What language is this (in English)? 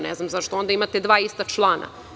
Serbian